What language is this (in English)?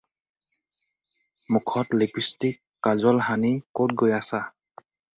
Assamese